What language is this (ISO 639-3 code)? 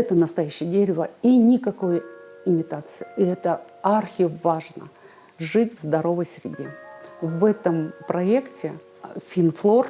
rus